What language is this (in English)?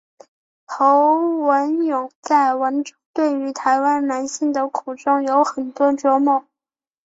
Chinese